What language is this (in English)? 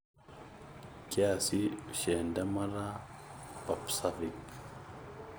Masai